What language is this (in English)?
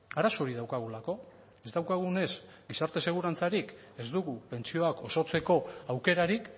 Basque